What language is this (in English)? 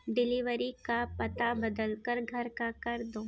Urdu